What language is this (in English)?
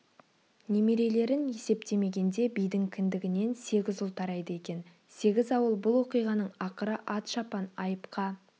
Kazakh